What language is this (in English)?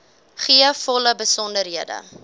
Afrikaans